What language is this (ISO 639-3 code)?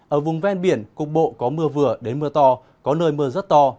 vie